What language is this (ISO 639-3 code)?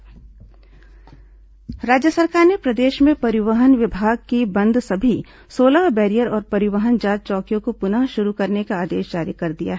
hin